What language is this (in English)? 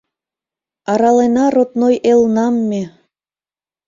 Mari